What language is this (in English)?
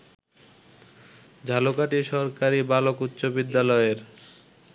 Bangla